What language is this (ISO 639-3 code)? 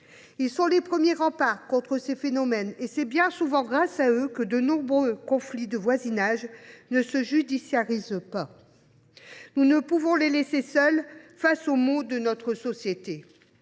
fra